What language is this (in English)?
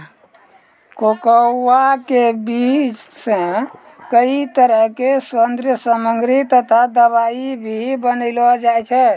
Maithili